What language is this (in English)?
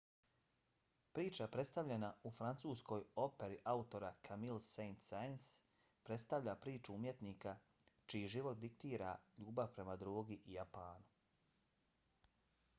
Bosnian